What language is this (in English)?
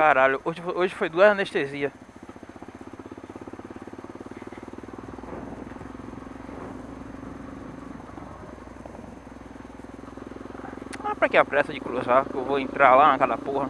Portuguese